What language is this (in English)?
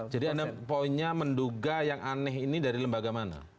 Indonesian